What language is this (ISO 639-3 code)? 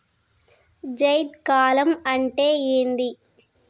tel